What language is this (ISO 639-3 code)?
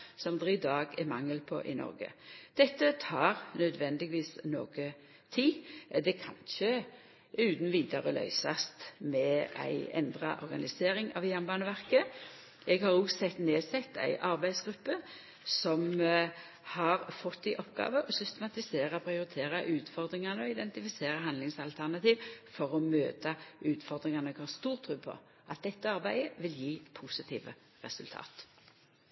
nno